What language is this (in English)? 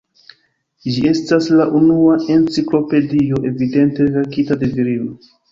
Esperanto